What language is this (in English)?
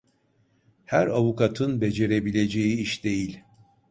Turkish